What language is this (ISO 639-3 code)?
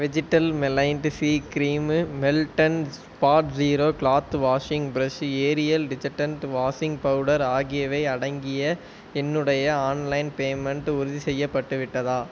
tam